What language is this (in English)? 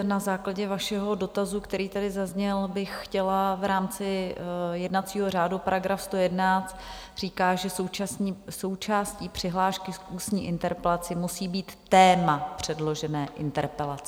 Czech